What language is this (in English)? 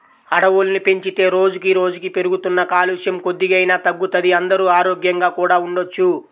Telugu